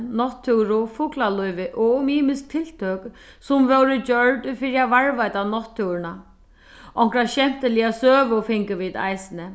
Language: Faroese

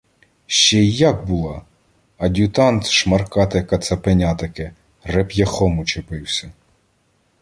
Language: Ukrainian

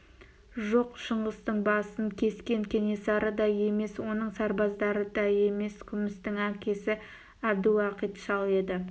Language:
Kazakh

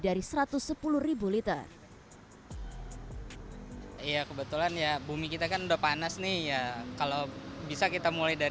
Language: Indonesian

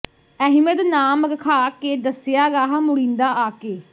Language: Punjabi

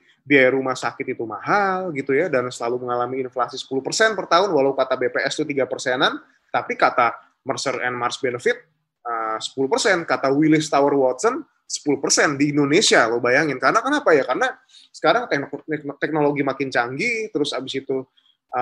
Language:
Indonesian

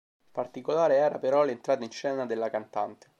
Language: Italian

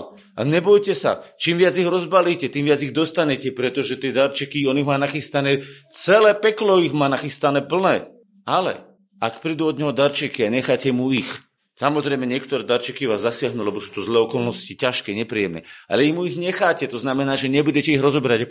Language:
Slovak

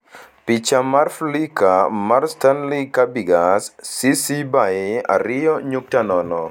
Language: Luo (Kenya and Tanzania)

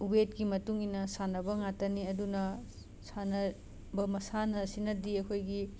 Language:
Manipuri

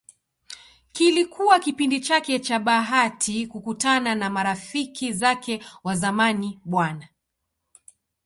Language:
Swahili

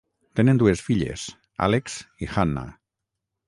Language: Catalan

